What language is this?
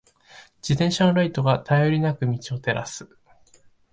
Japanese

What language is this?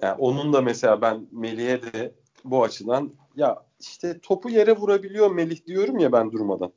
Turkish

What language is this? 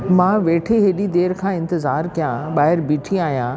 Sindhi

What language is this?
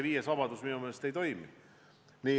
Estonian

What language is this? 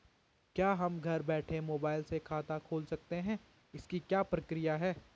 Hindi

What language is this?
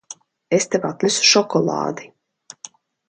Latvian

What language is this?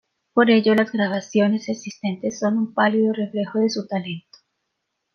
Spanish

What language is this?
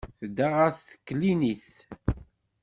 Kabyle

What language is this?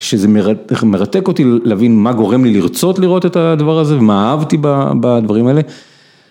Hebrew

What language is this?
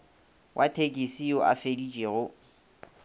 Northern Sotho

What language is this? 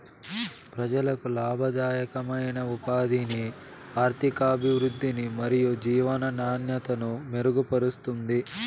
Telugu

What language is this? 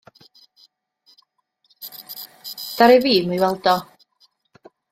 Welsh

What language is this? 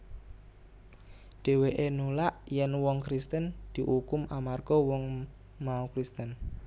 Javanese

